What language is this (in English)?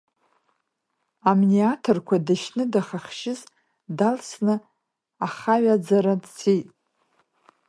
Abkhazian